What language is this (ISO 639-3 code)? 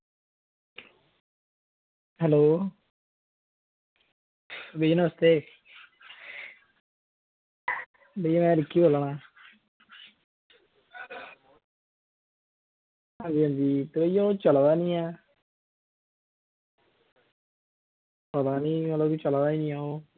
doi